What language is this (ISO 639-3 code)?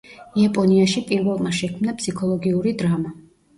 kat